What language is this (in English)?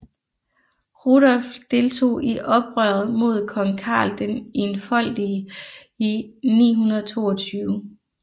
Danish